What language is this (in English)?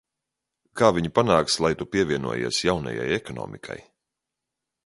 Latvian